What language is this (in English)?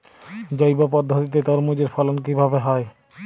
Bangla